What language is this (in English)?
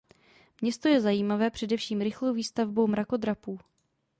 Czech